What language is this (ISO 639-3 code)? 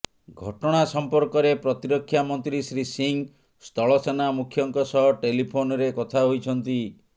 ori